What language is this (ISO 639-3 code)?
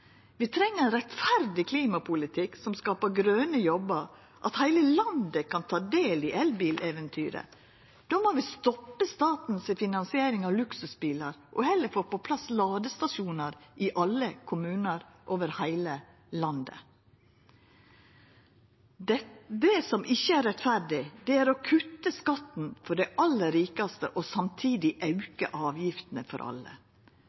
nno